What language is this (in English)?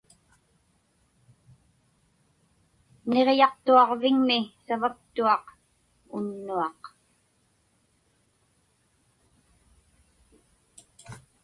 Inupiaq